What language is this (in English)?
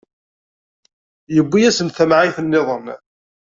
Kabyle